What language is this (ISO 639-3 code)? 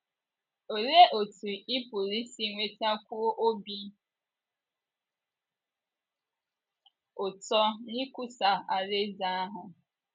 ibo